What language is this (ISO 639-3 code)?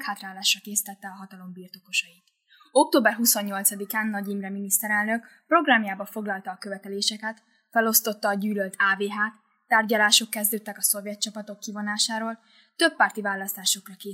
hun